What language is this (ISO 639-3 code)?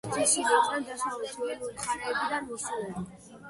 kat